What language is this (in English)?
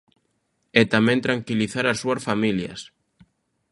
Galician